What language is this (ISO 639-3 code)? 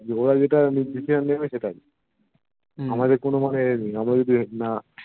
ben